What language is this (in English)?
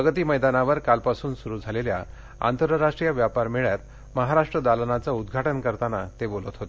Marathi